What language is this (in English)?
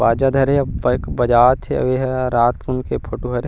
Chhattisgarhi